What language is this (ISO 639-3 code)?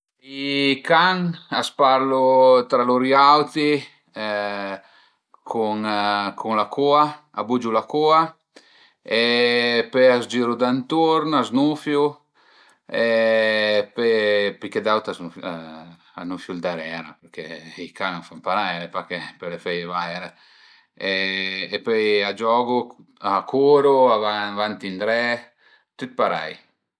pms